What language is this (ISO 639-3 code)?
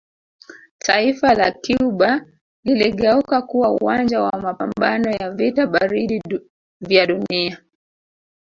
swa